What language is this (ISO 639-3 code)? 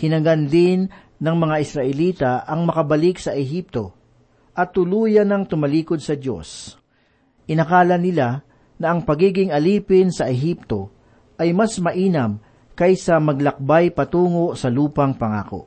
fil